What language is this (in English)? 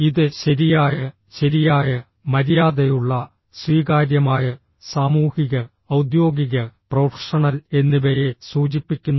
Malayalam